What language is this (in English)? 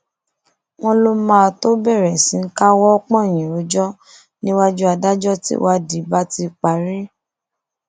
Yoruba